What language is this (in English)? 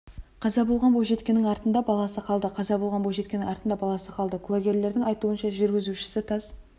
Kazakh